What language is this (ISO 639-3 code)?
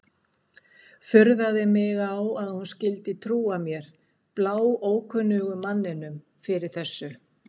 isl